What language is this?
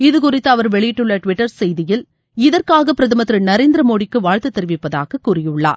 Tamil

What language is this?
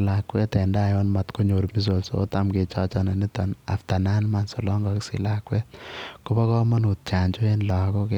Kalenjin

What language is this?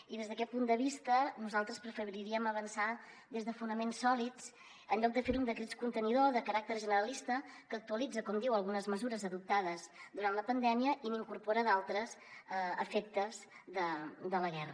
Catalan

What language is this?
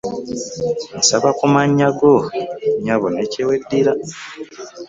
Ganda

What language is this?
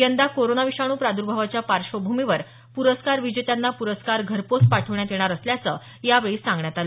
Marathi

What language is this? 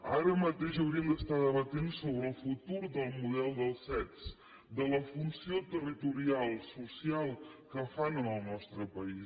Catalan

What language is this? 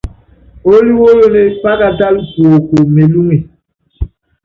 Yangben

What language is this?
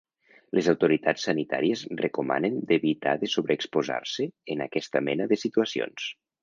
Catalan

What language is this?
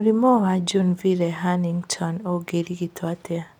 Kikuyu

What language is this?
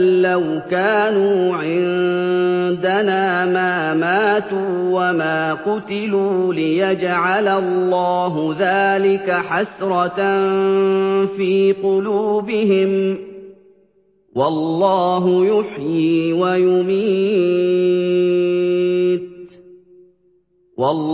Arabic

